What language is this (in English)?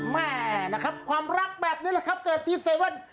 Thai